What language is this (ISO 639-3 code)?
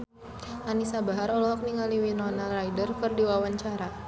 sun